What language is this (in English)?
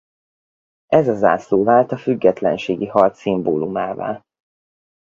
Hungarian